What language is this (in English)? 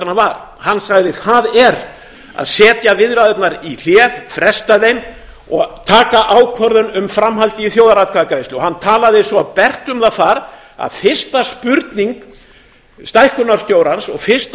Icelandic